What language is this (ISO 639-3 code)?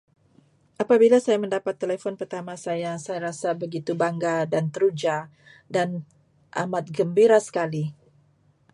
msa